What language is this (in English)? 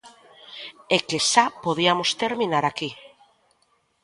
Galician